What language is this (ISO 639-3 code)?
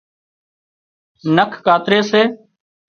kxp